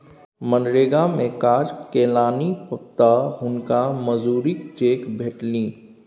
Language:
Maithili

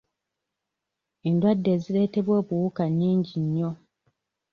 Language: Ganda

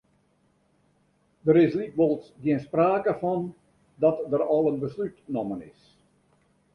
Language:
Western Frisian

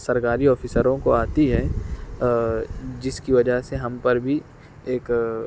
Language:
Urdu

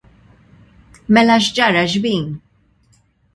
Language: Maltese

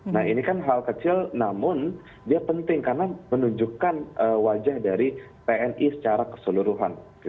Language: Indonesian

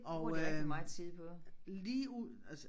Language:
Danish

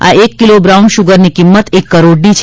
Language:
Gujarati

